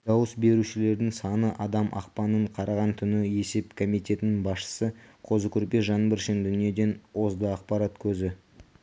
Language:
Kazakh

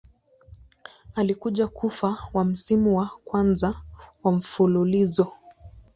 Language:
Swahili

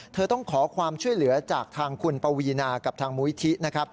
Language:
Thai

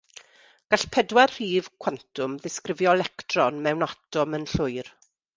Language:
Welsh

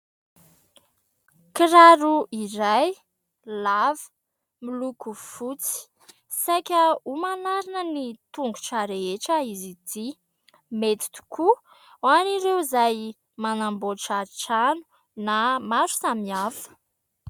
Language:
Malagasy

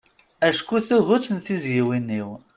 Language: Kabyle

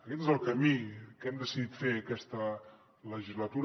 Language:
Catalan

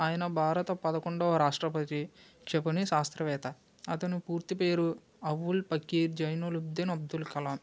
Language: Telugu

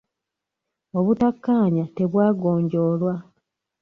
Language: Ganda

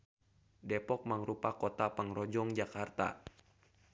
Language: Sundanese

